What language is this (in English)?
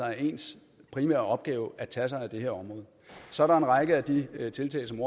Danish